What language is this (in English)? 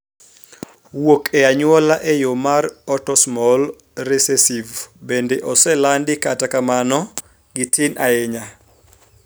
Luo (Kenya and Tanzania)